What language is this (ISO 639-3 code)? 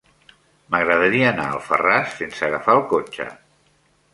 cat